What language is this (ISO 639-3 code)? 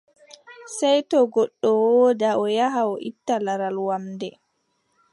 fub